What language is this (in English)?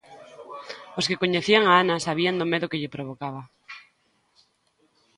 Galician